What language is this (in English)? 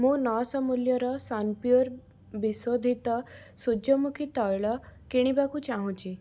Odia